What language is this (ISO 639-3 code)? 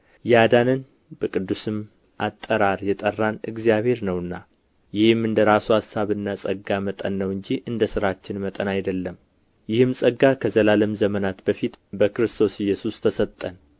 amh